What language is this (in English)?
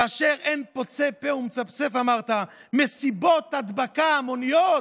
Hebrew